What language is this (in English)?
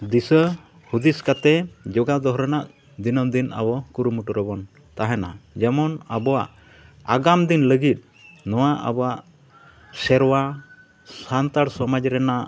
Santali